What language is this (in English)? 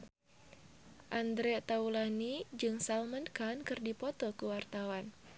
Sundanese